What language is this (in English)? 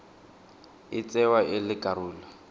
Tswana